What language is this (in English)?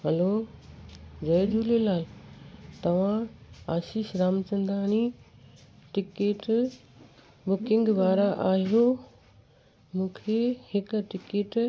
Sindhi